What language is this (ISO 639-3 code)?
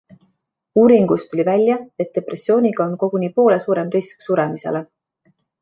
est